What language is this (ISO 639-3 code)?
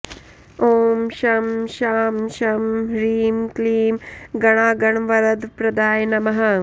san